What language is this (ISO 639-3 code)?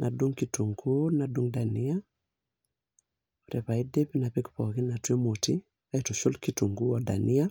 mas